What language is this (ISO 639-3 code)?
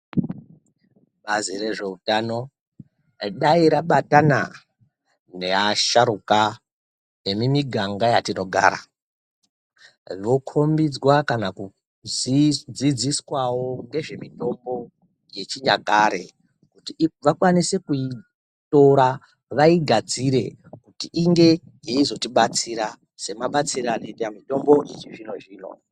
ndc